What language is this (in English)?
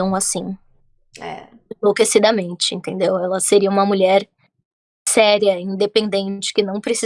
Portuguese